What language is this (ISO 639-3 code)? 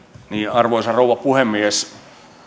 fin